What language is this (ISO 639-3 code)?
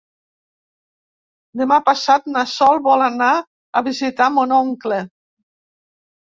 cat